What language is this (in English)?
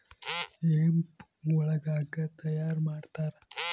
Kannada